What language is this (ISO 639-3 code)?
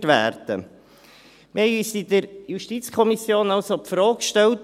gsw